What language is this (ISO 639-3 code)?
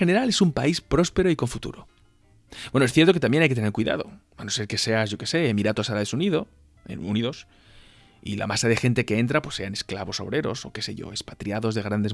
spa